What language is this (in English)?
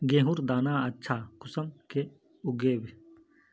Magahi